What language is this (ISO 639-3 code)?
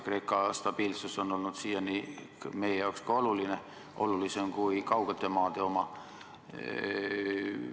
est